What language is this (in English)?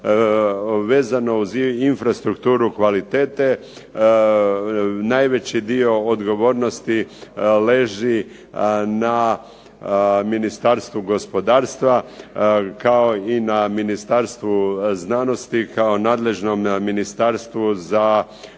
Croatian